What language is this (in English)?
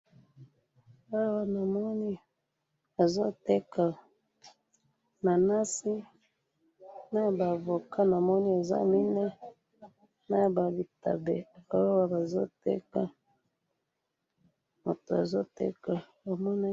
Lingala